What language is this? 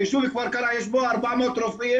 Hebrew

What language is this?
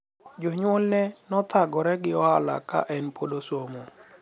Luo (Kenya and Tanzania)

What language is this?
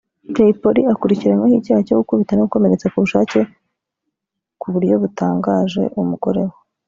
Kinyarwanda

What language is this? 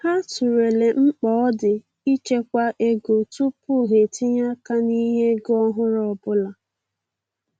Igbo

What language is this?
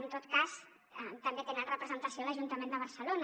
Catalan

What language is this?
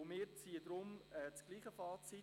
Swiss German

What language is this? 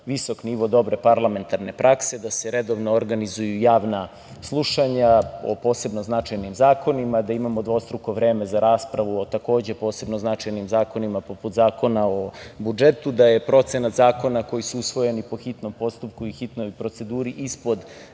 Serbian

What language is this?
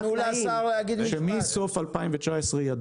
Hebrew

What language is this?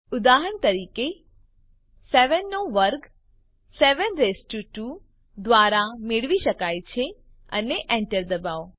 Gujarati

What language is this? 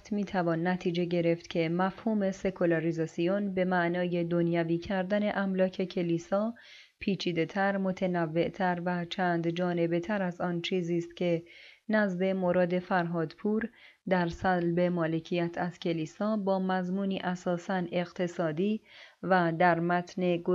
Persian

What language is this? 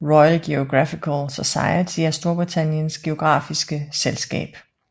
Danish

